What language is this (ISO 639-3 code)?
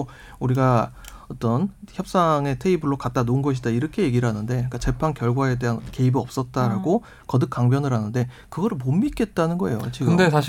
kor